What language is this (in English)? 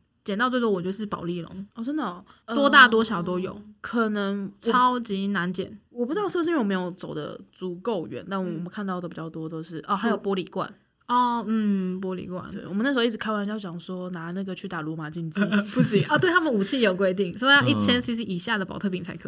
Chinese